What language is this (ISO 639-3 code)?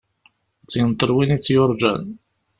kab